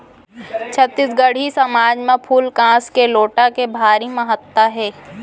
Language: Chhattisgarhi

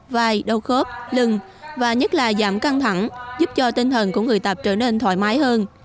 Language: Vietnamese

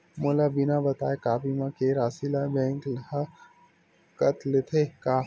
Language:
Chhattisgarhi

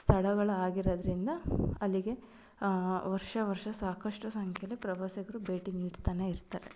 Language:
Kannada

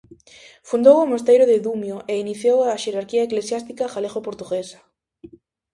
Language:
Galician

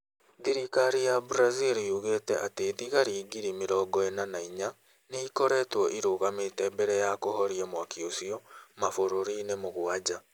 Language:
Kikuyu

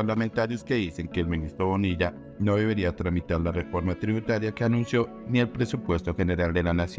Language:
Spanish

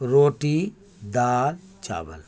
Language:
Urdu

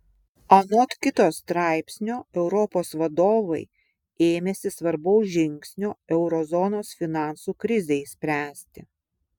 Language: Lithuanian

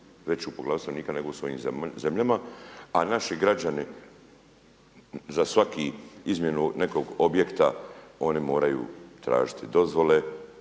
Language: Croatian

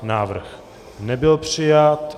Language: Czech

